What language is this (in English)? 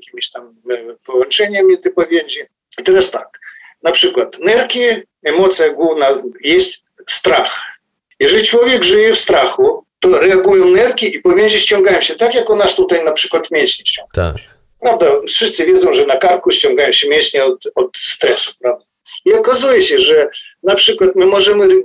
Polish